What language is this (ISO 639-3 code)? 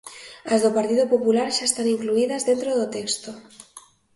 glg